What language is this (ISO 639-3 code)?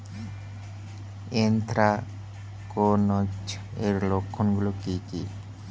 ben